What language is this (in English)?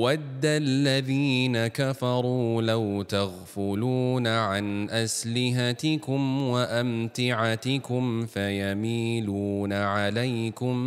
Malay